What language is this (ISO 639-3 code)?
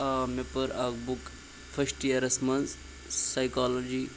kas